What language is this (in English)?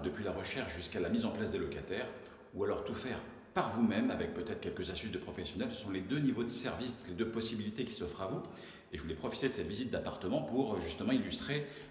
French